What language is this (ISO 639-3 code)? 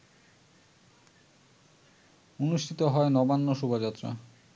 ben